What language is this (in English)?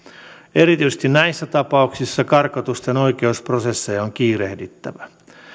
Finnish